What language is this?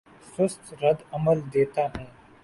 Urdu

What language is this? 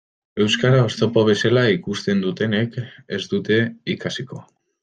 Basque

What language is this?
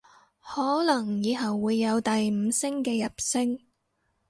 Cantonese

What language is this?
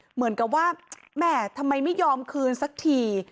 Thai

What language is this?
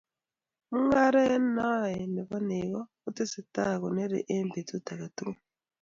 Kalenjin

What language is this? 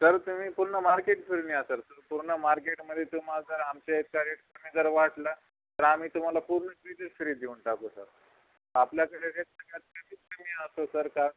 Marathi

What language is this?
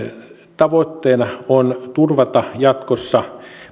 Finnish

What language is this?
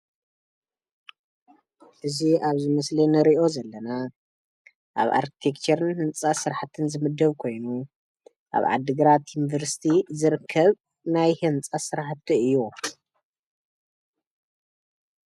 Tigrinya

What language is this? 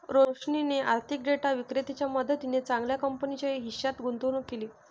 Marathi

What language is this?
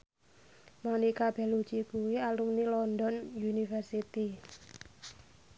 Javanese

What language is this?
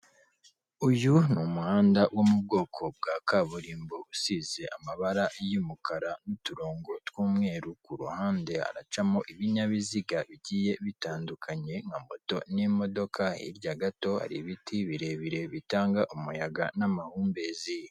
Kinyarwanda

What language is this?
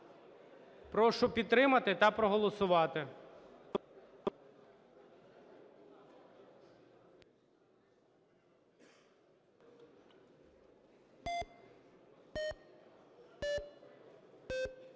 Ukrainian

